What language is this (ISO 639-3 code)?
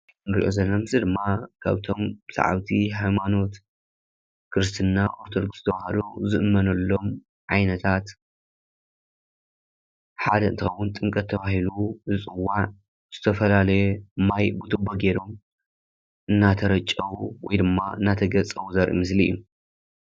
tir